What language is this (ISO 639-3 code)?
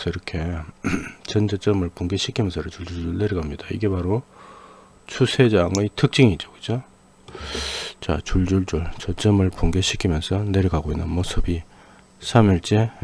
kor